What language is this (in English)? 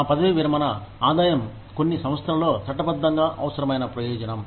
Telugu